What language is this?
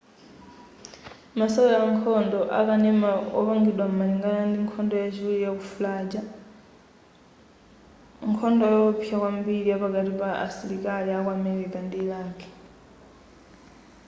Nyanja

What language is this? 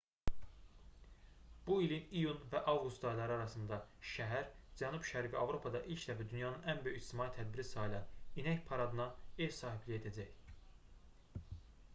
Azerbaijani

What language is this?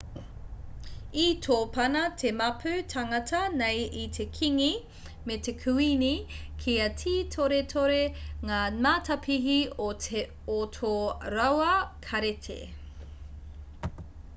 Māori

